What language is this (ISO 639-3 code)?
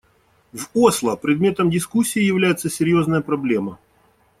rus